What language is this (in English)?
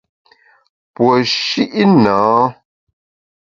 Bamun